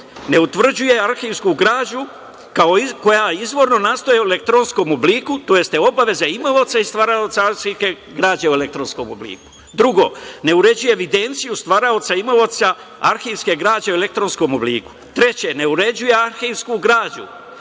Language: Serbian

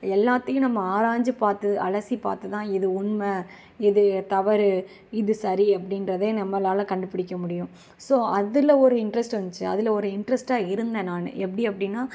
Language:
Tamil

